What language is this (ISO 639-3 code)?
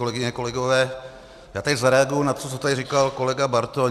ces